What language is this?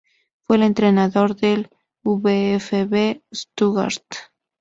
Spanish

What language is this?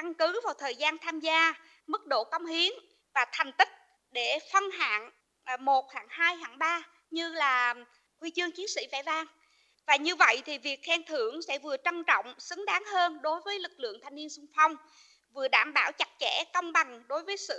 Vietnamese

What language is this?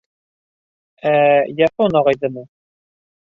Bashkir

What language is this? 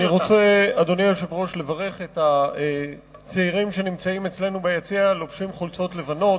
Hebrew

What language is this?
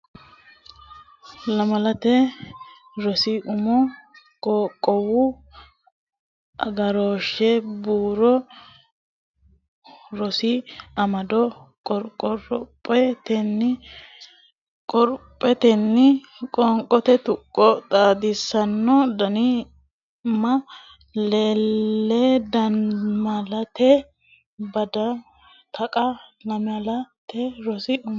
Sidamo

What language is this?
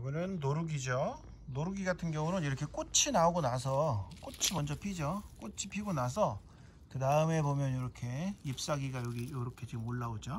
Korean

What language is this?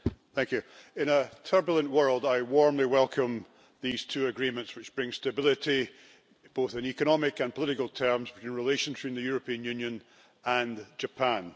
English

